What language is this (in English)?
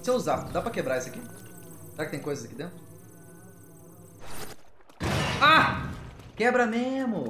Portuguese